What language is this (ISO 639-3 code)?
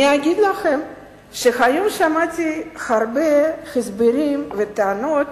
heb